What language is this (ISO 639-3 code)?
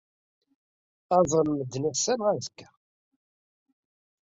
kab